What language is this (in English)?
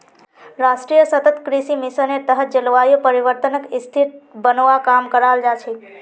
Magahi